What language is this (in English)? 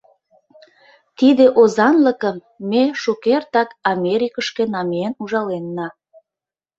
Mari